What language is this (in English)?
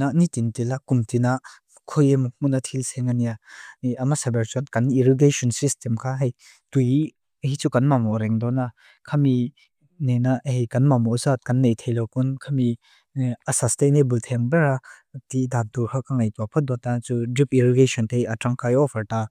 Mizo